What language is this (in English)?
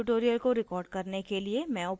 Hindi